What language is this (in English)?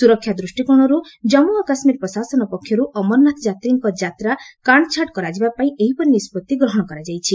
Odia